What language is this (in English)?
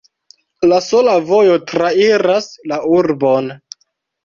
Esperanto